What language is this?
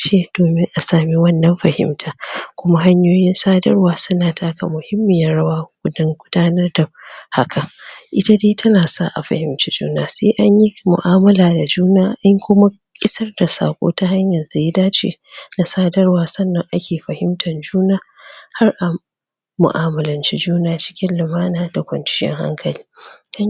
Hausa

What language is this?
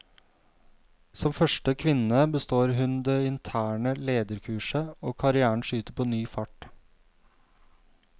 Norwegian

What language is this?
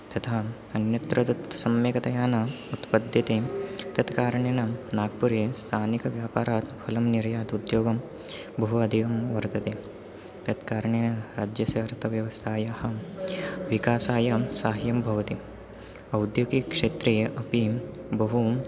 Sanskrit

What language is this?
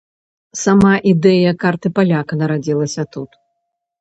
Belarusian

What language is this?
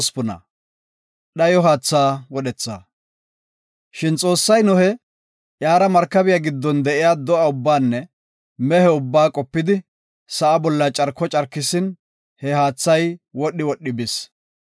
Gofa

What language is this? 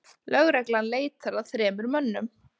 Icelandic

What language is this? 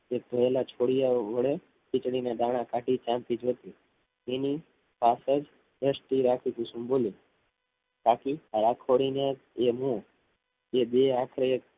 Gujarati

